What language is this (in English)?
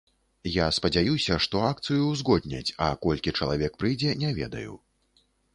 Belarusian